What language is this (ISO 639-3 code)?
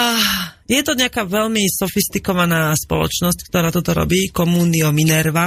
slk